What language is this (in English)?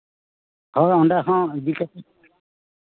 Santali